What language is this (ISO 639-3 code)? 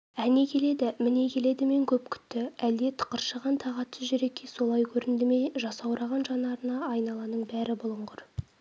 kaz